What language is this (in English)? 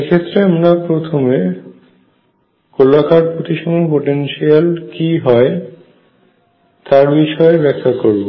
Bangla